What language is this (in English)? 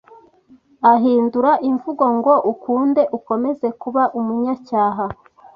Kinyarwanda